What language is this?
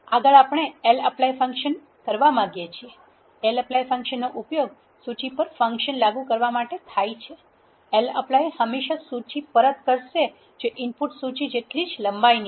Gujarati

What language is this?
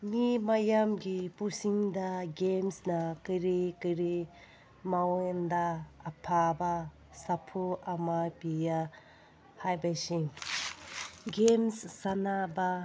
Manipuri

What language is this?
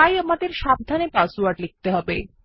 Bangla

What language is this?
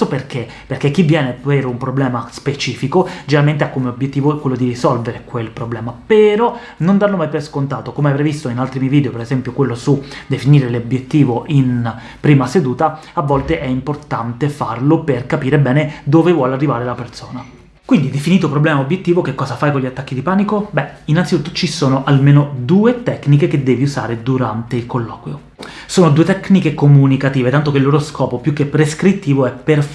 Italian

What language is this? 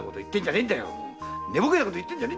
Japanese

